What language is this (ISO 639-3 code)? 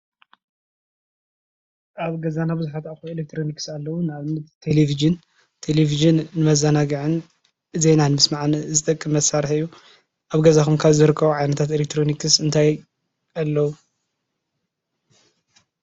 tir